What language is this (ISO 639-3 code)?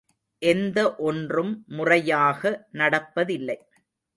tam